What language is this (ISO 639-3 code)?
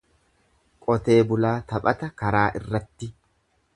orm